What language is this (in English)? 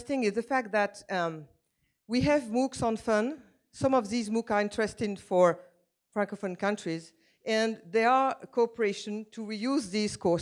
English